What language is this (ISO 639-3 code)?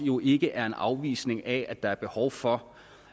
dan